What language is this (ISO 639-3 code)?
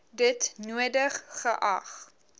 afr